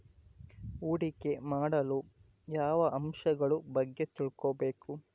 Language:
Kannada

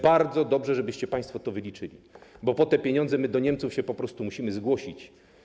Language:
Polish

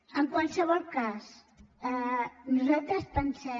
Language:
Catalan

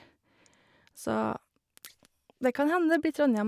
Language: Norwegian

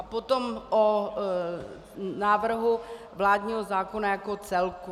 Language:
Czech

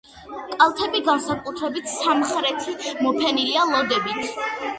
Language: Georgian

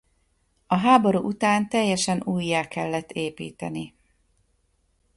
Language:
Hungarian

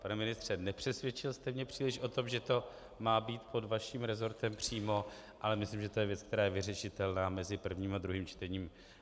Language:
Czech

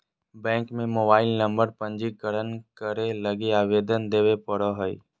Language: Magahi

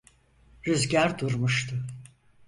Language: Turkish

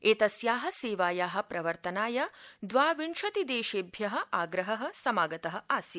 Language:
Sanskrit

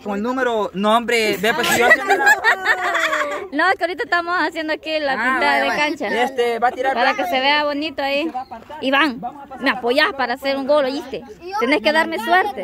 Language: Spanish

